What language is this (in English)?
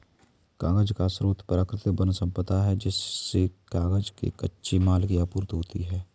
Hindi